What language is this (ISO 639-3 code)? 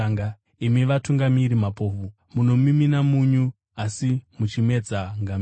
sna